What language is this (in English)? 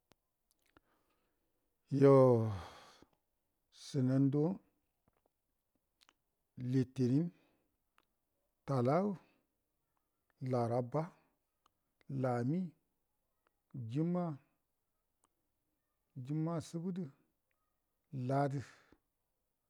Buduma